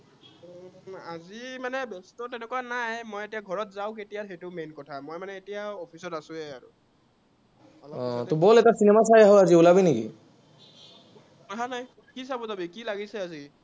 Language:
Assamese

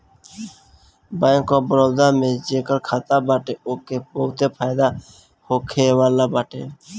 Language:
Bhojpuri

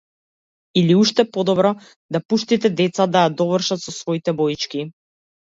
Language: Macedonian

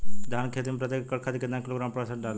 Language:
Bhojpuri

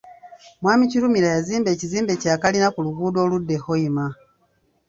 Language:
Ganda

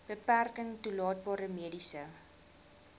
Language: Afrikaans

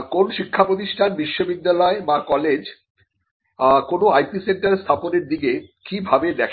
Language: Bangla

